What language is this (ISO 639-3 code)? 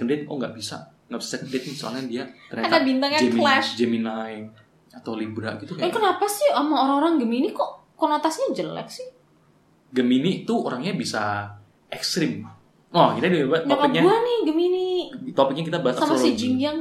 ind